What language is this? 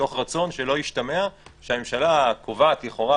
Hebrew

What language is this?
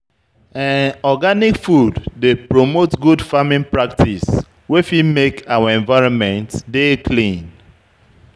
Nigerian Pidgin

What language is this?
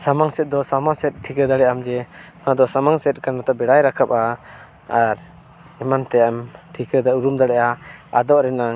Santali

